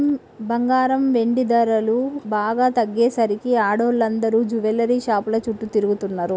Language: Telugu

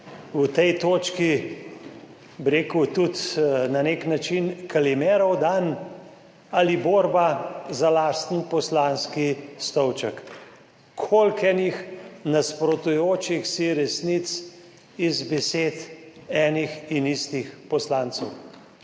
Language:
Slovenian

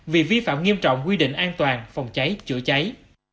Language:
Vietnamese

